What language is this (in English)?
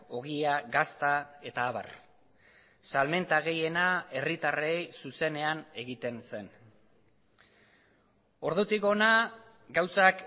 Basque